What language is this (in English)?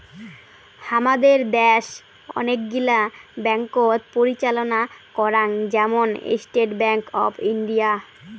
Bangla